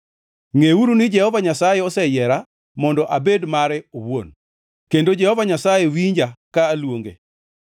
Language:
Luo (Kenya and Tanzania)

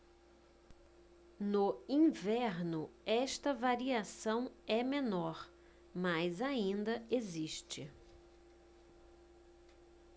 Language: Portuguese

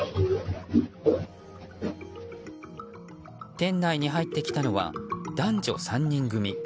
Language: Japanese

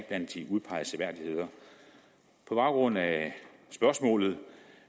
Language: Danish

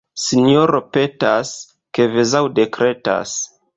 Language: Esperanto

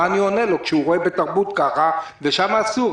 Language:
Hebrew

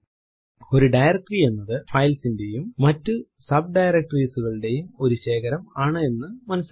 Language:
Malayalam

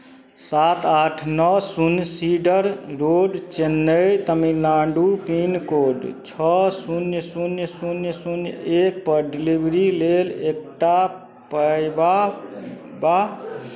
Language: Maithili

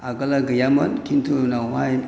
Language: Bodo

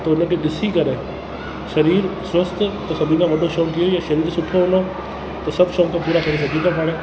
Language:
Sindhi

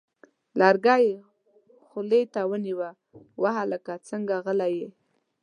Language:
Pashto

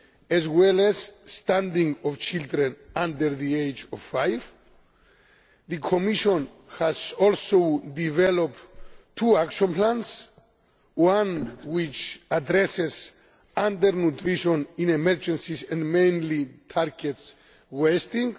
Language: English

